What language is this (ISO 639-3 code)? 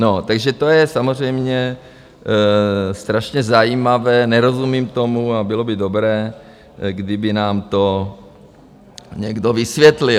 ces